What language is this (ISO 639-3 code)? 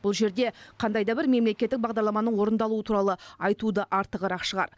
kaz